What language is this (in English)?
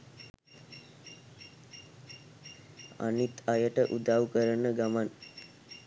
Sinhala